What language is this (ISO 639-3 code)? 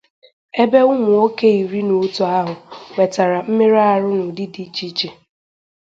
ibo